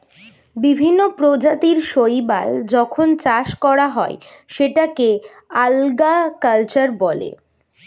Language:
Bangla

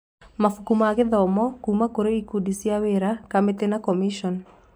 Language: Kikuyu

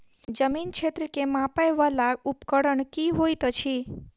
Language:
Maithili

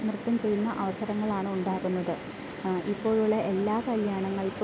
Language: Malayalam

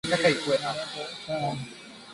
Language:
Swahili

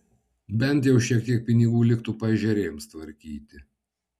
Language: Lithuanian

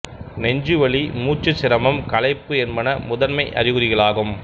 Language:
Tamil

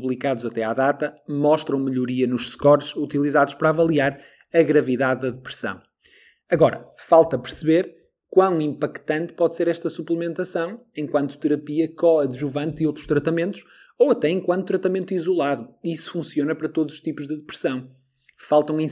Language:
Portuguese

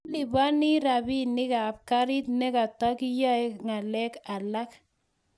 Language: Kalenjin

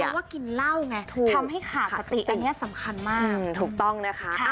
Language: Thai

